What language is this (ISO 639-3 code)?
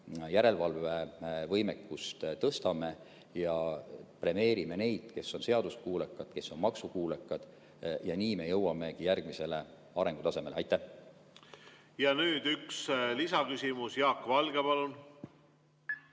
est